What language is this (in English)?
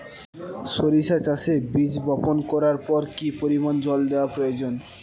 Bangla